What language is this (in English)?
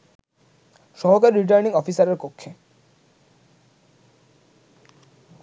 Bangla